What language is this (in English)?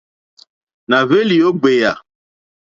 Mokpwe